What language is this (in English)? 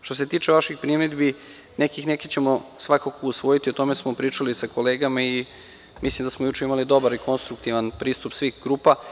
Serbian